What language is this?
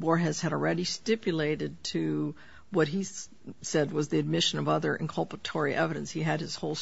English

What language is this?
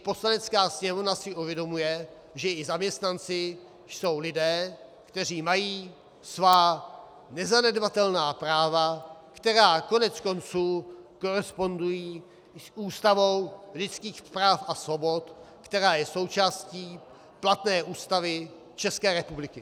Czech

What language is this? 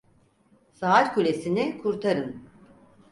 Turkish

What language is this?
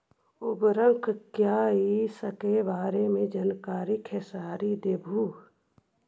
Magahi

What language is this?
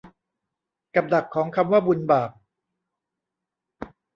Thai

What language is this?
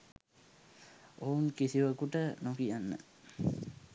Sinhala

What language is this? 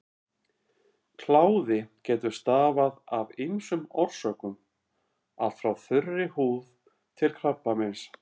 Icelandic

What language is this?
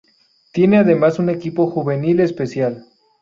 Spanish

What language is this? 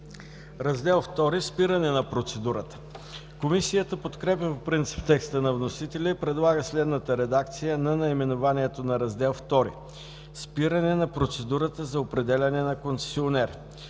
Bulgarian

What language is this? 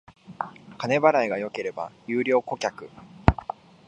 Japanese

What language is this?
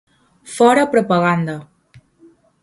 Galician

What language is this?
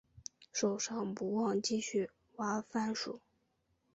Chinese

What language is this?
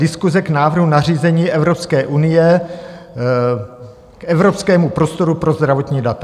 Czech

